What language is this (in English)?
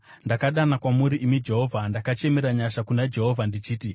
Shona